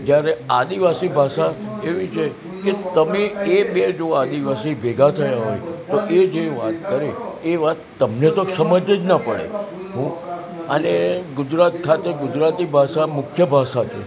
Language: Gujarati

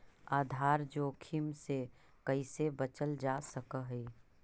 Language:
Magahi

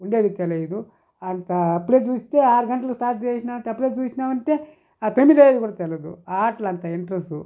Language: Telugu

